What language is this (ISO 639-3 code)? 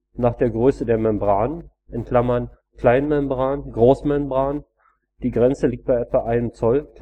deu